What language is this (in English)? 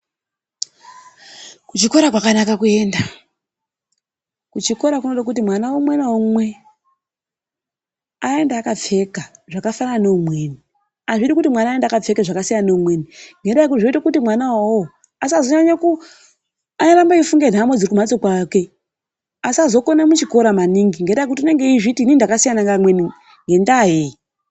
Ndau